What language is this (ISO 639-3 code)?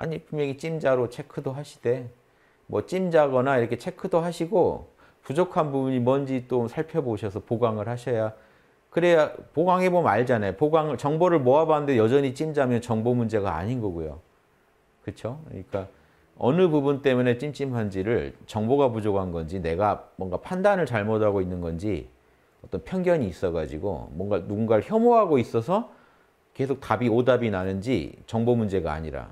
kor